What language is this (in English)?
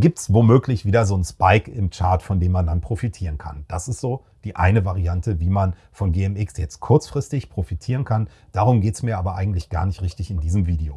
German